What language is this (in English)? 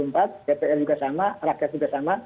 Indonesian